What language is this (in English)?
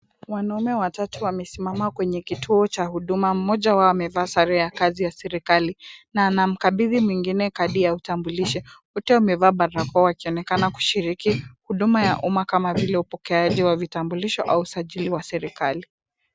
Swahili